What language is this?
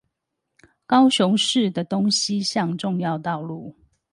Chinese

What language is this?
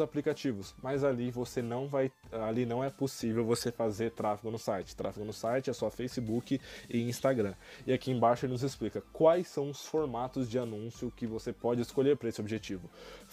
Portuguese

